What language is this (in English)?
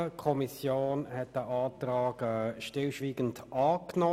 Swiss German